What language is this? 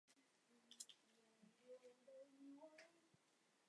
Chinese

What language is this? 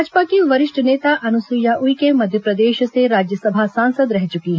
Hindi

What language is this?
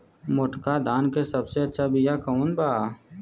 Bhojpuri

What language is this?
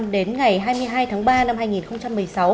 Vietnamese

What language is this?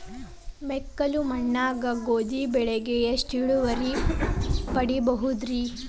Kannada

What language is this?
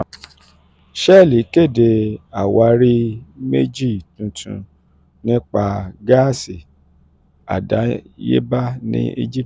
Yoruba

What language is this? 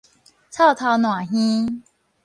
Min Nan Chinese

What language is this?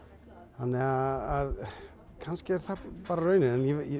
Icelandic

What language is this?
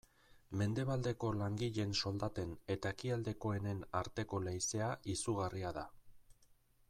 Basque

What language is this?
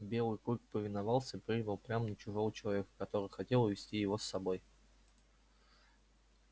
Russian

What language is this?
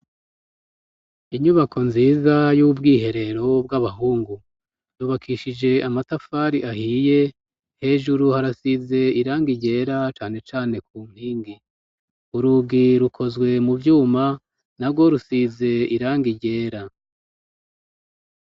Rundi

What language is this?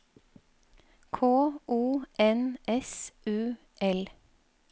Norwegian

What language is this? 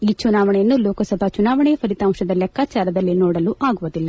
Kannada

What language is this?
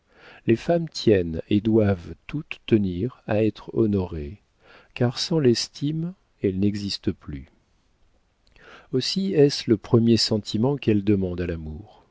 French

